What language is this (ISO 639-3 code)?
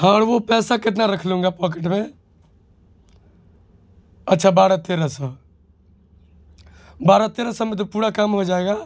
urd